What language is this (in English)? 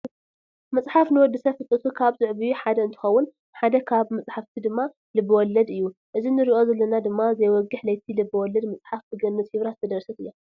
Tigrinya